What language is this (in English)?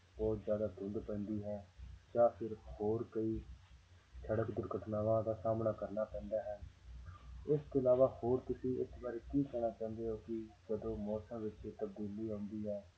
Punjabi